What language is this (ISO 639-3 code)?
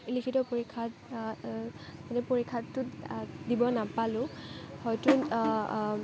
asm